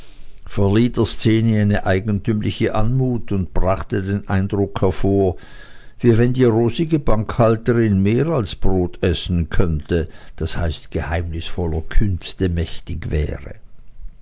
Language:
German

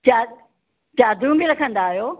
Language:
Sindhi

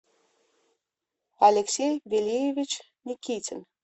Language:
Russian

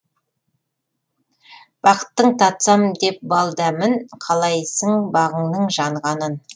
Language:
Kazakh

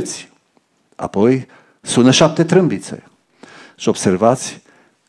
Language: Romanian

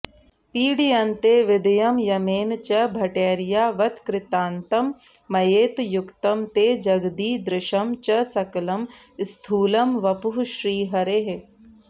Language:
Sanskrit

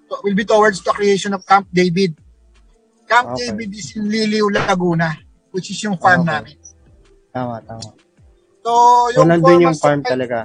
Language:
Filipino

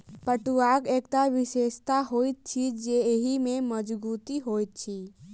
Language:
Maithili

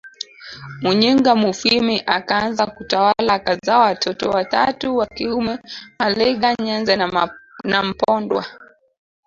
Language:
Swahili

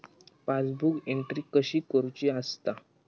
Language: Marathi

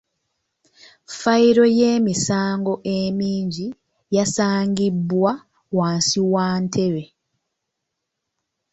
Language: Ganda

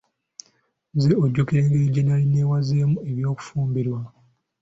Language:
Ganda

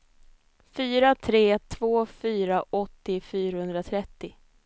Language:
Swedish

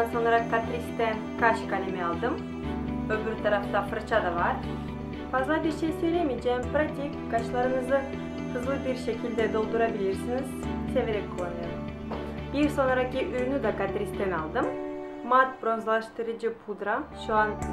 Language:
Turkish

